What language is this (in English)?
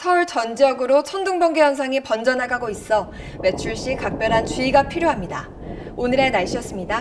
Korean